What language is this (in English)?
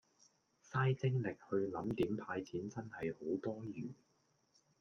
Cantonese